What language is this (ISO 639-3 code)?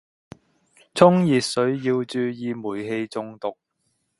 yue